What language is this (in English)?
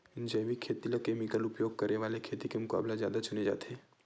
Chhattisgarhi